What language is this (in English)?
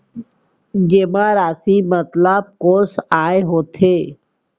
Chhattisgarhi